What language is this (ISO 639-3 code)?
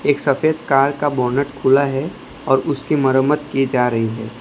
hin